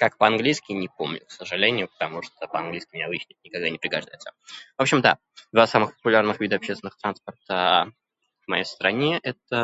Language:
Russian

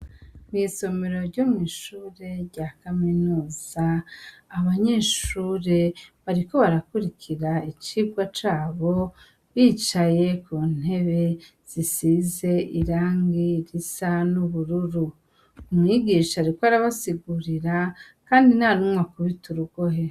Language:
Rundi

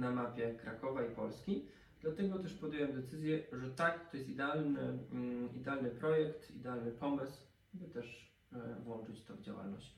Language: Polish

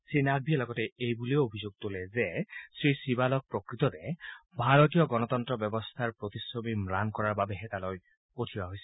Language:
Assamese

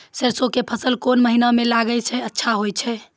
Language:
Maithili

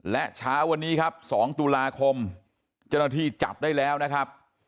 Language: Thai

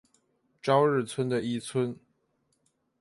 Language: Chinese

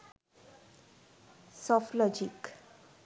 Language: Sinhala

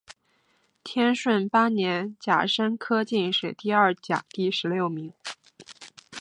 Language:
Chinese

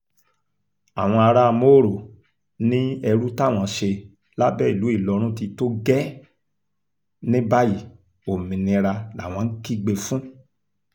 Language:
Yoruba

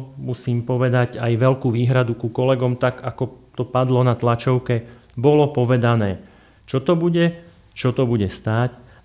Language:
Slovak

